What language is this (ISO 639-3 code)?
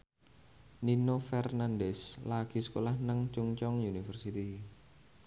jav